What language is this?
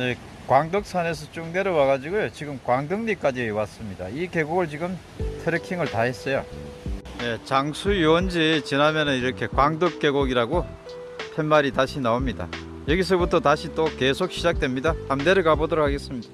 Korean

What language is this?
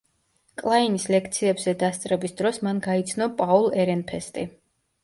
Georgian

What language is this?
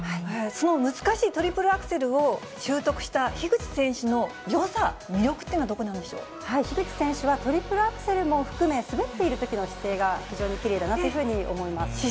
Japanese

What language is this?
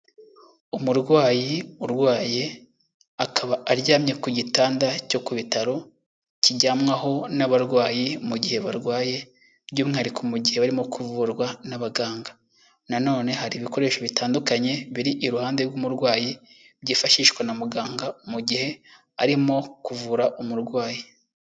Kinyarwanda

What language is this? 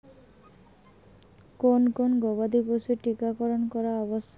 Bangla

